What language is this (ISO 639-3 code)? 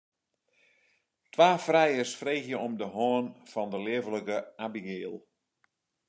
fry